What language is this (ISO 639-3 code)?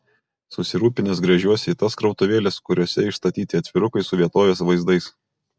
lit